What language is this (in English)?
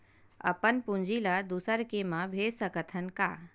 Chhattisgarhi